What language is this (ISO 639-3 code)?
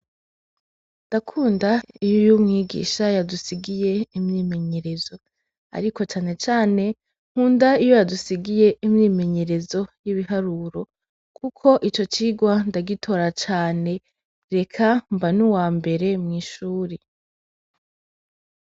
run